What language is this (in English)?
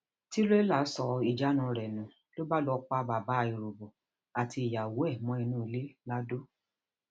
Yoruba